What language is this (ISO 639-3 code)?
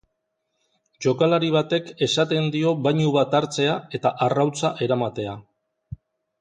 eus